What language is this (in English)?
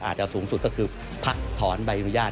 Thai